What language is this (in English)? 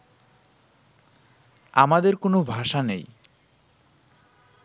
Bangla